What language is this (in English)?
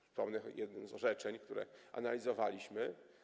Polish